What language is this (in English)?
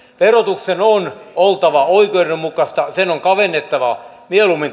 Finnish